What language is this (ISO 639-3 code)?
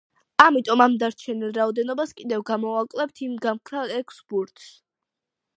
kat